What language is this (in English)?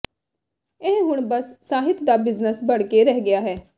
Punjabi